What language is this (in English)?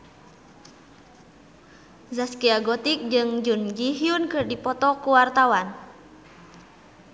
Sundanese